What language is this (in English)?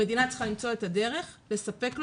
Hebrew